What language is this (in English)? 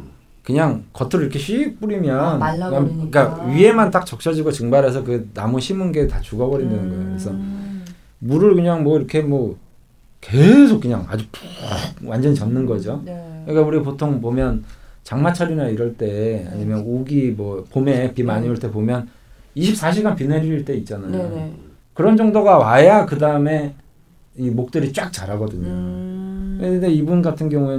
Korean